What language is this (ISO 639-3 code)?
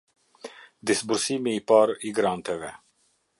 sqi